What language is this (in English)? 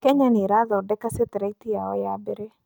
Kikuyu